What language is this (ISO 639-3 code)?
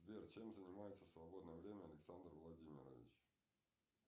rus